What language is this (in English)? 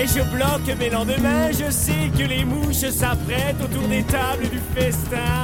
French